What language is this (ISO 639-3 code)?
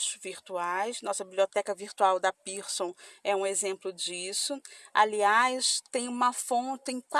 por